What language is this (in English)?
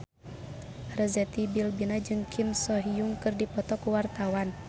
Sundanese